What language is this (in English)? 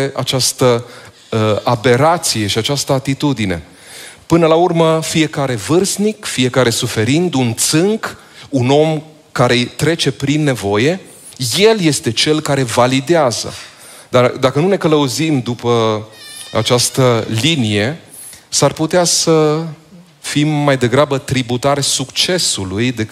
Romanian